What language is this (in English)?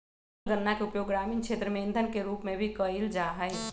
Magahi